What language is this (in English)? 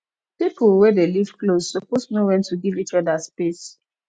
Nigerian Pidgin